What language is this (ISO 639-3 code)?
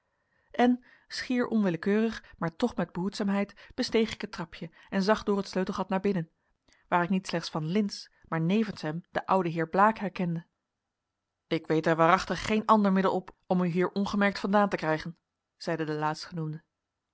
nld